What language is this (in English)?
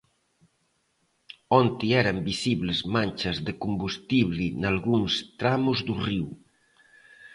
Galician